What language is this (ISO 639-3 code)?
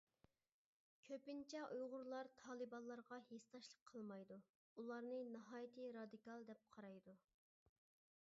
uig